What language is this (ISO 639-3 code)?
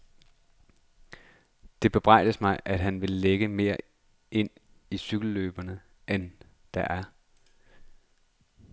dan